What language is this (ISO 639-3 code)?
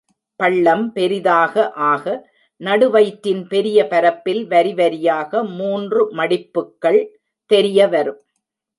tam